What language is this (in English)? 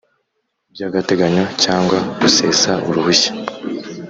Kinyarwanda